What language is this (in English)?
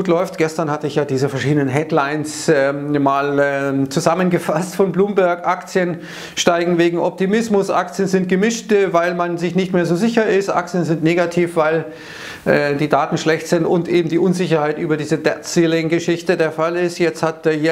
German